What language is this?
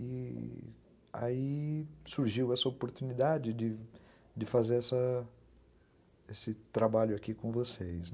Portuguese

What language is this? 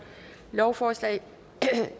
Danish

